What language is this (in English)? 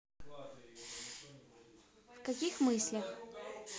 Russian